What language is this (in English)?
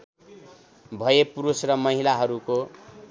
Nepali